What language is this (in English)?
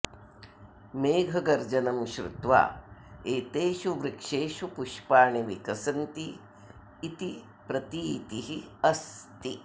Sanskrit